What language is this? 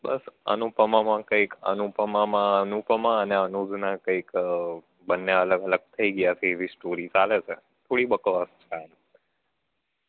Gujarati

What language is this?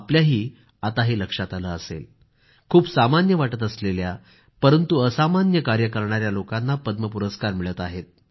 Marathi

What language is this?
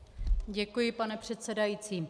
Czech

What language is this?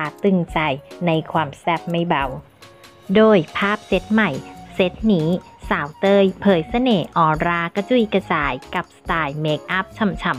Thai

